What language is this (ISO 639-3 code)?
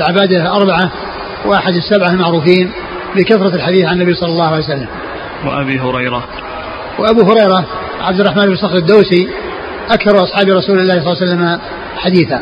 ara